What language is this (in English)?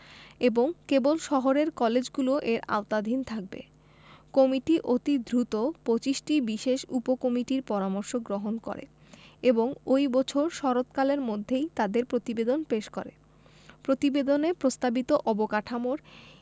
Bangla